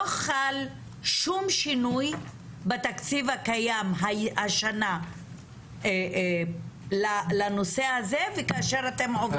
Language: Hebrew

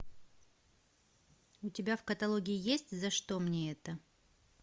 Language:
Russian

